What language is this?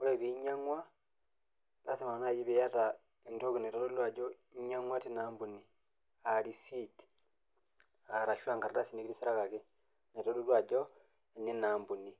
Masai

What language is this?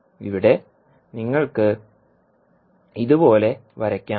Malayalam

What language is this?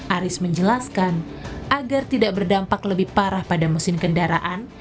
Indonesian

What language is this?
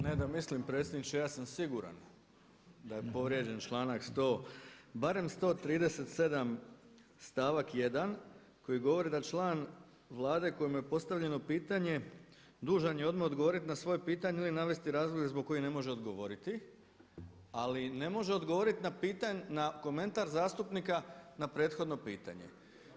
Croatian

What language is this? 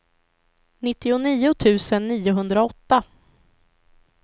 Swedish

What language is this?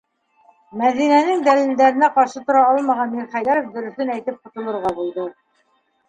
Bashkir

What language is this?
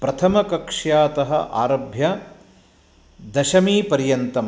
Sanskrit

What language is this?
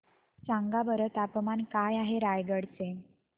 Marathi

